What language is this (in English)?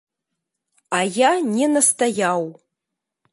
Belarusian